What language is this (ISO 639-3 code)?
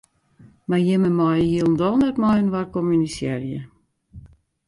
fry